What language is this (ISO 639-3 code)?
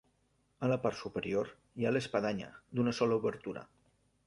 cat